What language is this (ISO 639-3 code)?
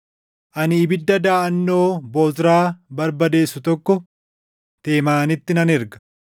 orm